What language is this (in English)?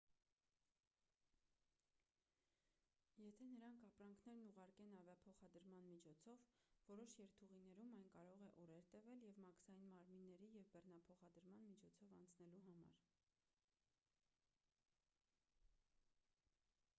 Armenian